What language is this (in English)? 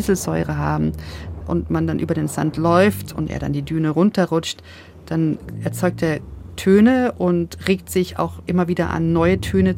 German